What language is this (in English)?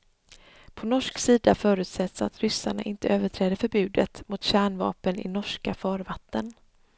Swedish